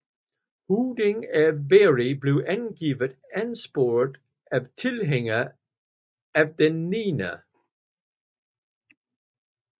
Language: Danish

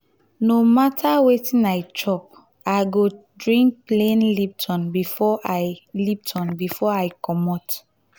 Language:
Nigerian Pidgin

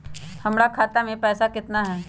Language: Magahi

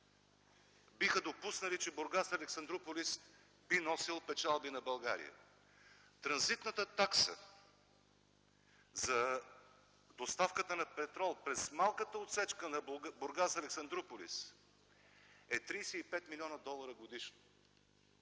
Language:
Bulgarian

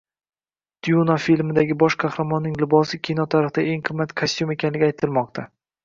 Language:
Uzbek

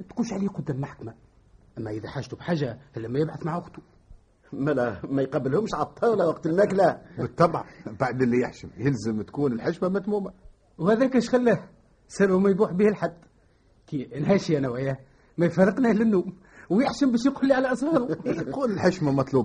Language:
Arabic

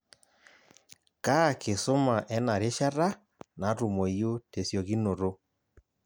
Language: Masai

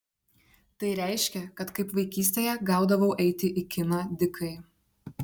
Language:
Lithuanian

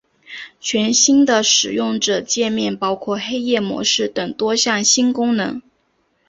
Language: Chinese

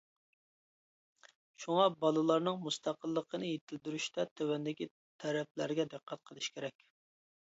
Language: Uyghur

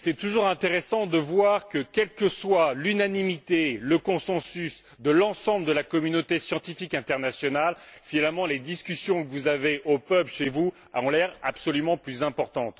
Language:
French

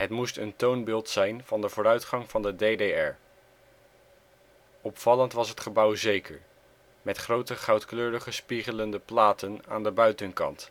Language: Dutch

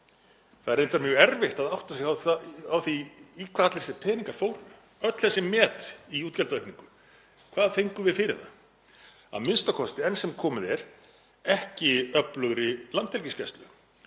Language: Icelandic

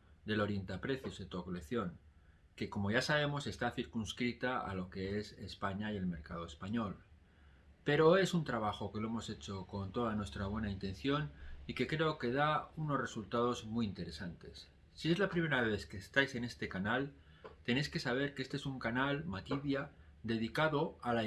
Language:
Spanish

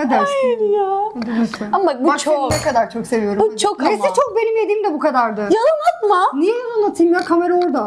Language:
Turkish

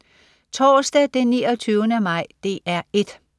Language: Danish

